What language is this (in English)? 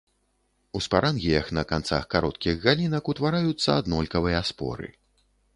Belarusian